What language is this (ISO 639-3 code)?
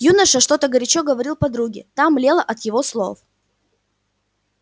rus